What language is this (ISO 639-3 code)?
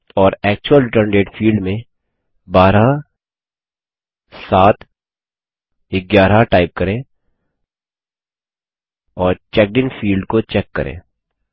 hin